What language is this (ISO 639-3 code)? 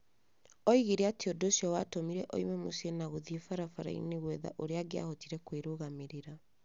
kik